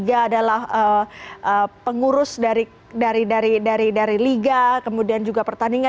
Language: Indonesian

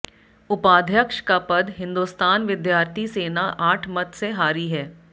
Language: Hindi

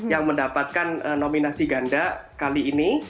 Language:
Indonesian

